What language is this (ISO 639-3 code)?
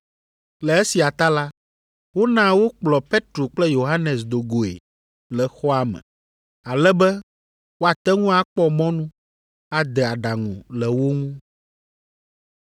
ewe